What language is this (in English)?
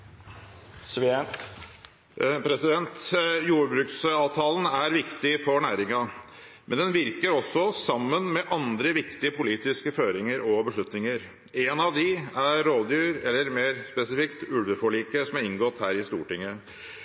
Norwegian